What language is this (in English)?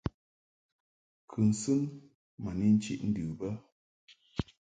Mungaka